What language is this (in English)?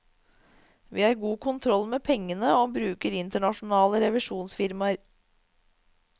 Norwegian